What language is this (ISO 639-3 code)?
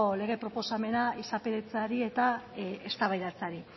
eus